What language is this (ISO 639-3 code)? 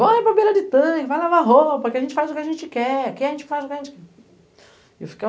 por